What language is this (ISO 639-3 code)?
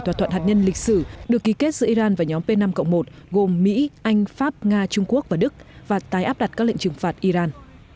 vie